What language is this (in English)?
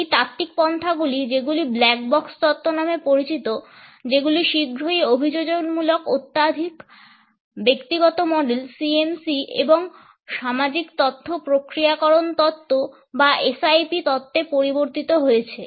Bangla